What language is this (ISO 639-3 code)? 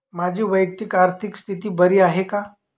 mar